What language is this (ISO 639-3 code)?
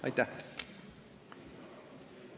est